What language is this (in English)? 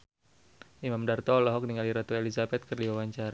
Sundanese